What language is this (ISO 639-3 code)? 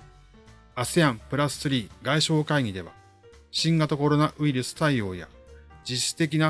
jpn